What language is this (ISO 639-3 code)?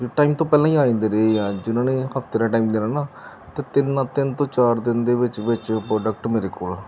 pan